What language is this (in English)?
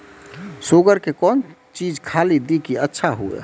Maithili